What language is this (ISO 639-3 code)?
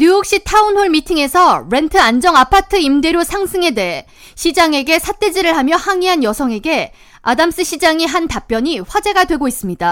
kor